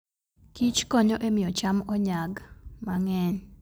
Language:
Luo (Kenya and Tanzania)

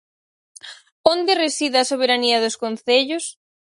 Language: Galician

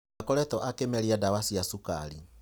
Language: Kikuyu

